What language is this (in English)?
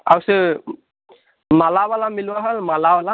Odia